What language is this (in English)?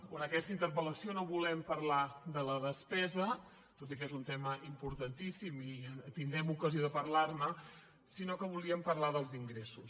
Catalan